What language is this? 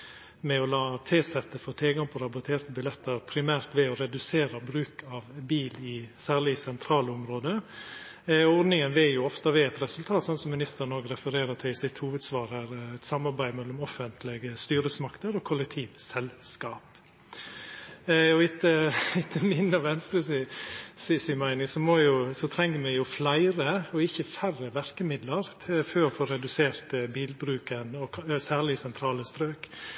Norwegian Nynorsk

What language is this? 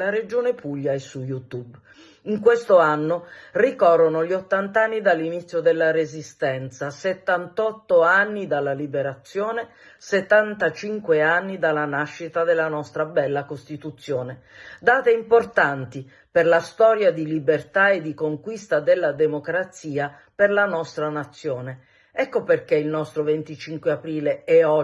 Italian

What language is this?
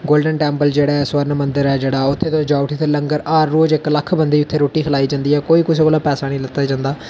Dogri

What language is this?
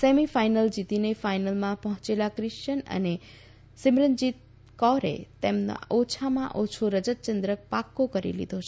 Gujarati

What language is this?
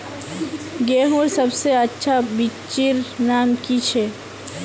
Magahi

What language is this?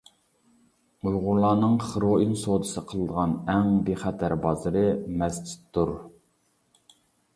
Uyghur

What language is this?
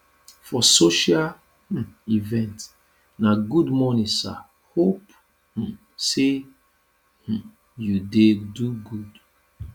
Nigerian Pidgin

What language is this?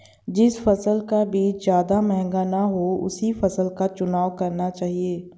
Hindi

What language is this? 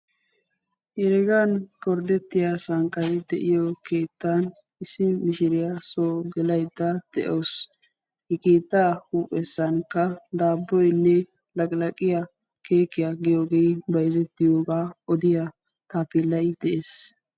Wolaytta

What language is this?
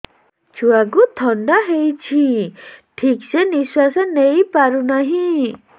Odia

